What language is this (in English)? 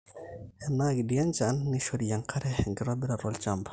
Masai